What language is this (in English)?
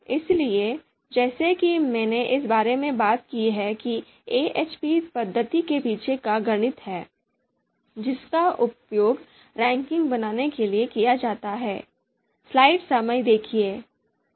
Hindi